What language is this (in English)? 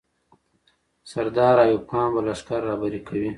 Pashto